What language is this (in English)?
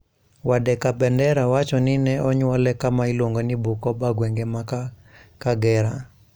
Luo (Kenya and Tanzania)